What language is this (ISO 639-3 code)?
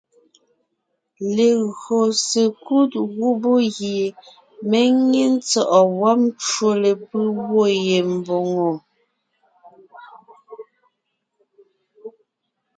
nnh